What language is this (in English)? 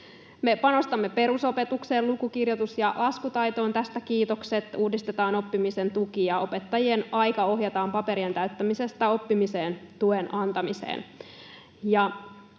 Finnish